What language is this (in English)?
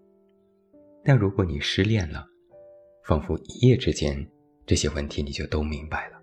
Chinese